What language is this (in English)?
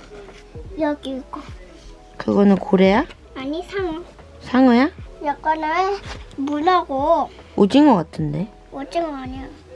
Korean